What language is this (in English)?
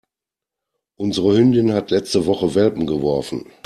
German